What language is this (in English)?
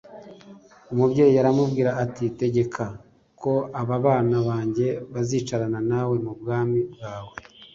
Kinyarwanda